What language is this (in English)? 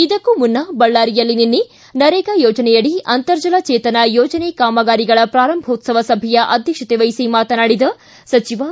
Kannada